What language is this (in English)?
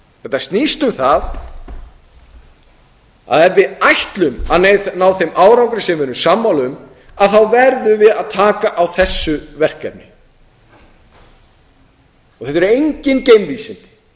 Icelandic